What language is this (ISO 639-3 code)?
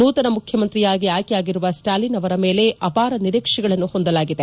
kan